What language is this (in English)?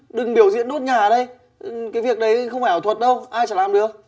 Vietnamese